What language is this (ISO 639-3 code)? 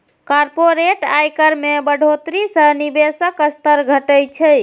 mai